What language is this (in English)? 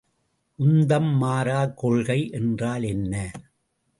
Tamil